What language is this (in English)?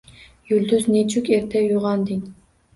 Uzbek